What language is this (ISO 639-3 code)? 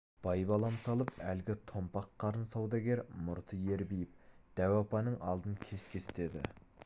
kaz